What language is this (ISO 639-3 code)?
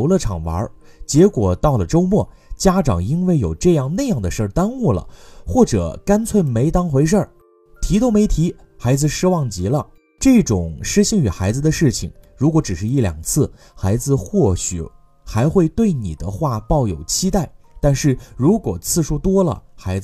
zho